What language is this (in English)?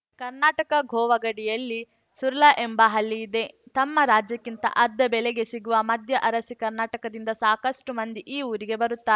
Kannada